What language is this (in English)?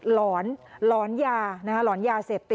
Thai